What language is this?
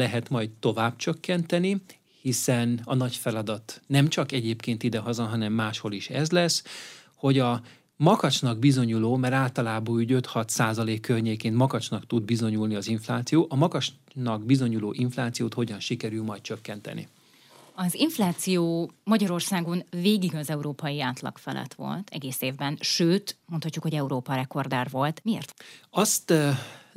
Hungarian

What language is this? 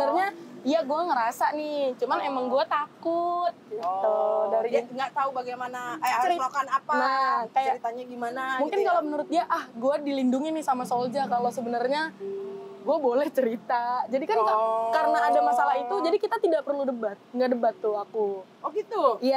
Indonesian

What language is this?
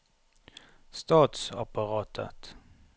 Norwegian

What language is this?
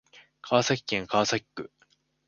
Japanese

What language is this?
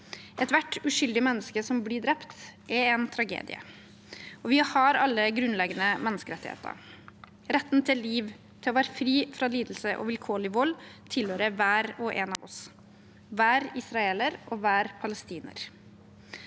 Norwegian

